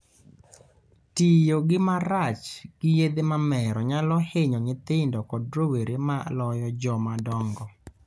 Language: Luo (Kenya and Tanzania)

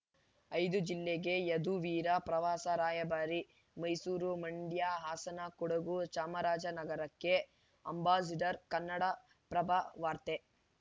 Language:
Kannada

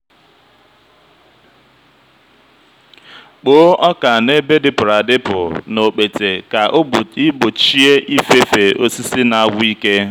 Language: Igbo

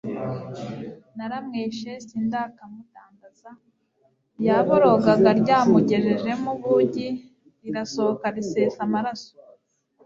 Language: Kinyarwanda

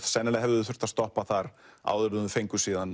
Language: Icelandic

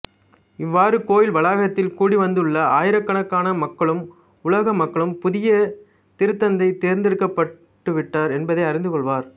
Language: Tamil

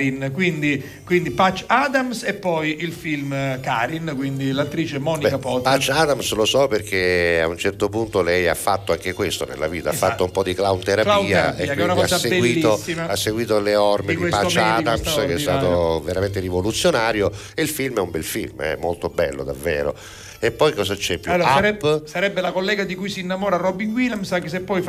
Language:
Italian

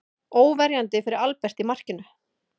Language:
Icelandic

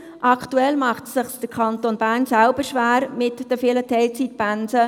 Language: Swiss German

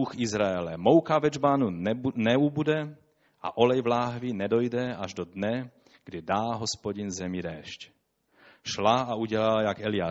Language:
Czech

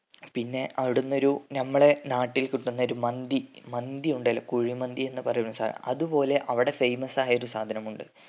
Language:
Malayalam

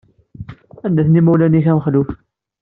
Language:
Kabyle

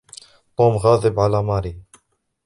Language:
Arabic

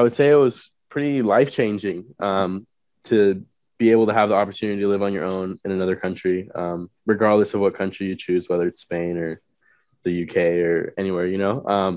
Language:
English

